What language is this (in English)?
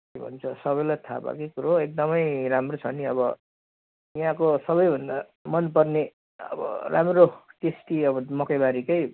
Nepali